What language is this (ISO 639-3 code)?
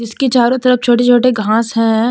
hin